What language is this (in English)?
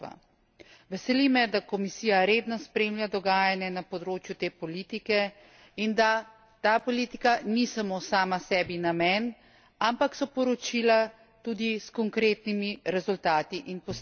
Slovenian